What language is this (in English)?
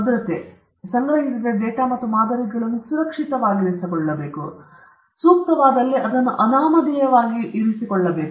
Kannada